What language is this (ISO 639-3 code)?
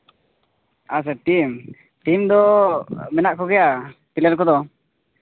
sat